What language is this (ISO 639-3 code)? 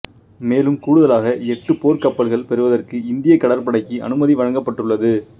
tam